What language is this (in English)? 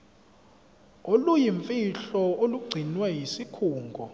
Zulu